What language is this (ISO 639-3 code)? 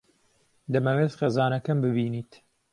ckb